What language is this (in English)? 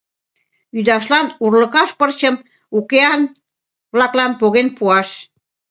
Mari